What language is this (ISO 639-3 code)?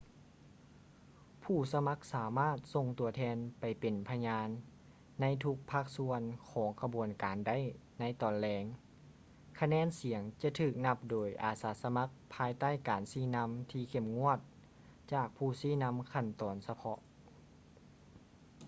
lao